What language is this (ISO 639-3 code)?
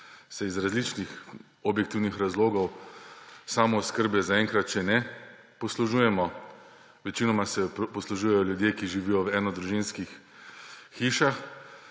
slv